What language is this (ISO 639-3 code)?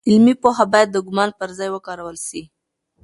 pus